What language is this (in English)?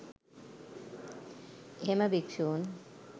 Sinhala